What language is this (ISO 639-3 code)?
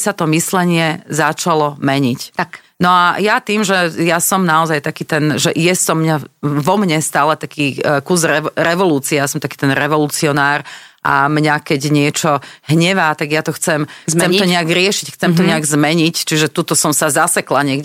slk